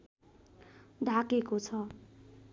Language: Nepali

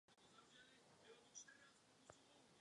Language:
Czech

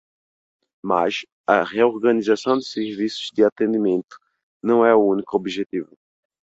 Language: Portuguese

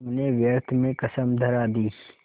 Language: Hindi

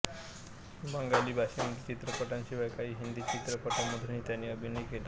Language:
Marathi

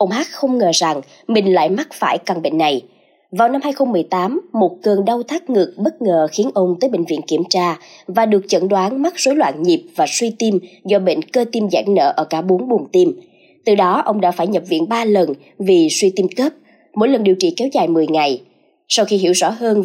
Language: Vietnamese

